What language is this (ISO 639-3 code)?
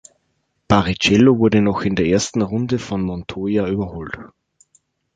deu